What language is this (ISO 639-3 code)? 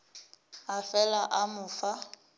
nso